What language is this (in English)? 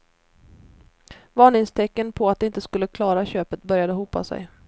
Swedish